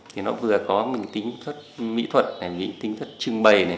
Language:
Vietnamese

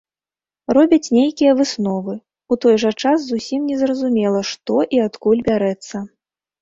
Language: Belarusian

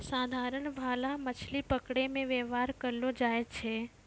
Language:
Maithili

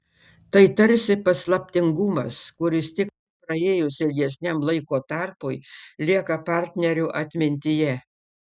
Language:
Lithuanian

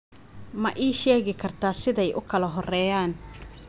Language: Somali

